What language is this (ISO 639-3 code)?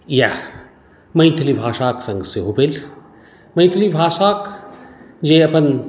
mai